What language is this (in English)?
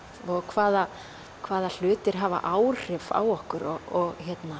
Icelandic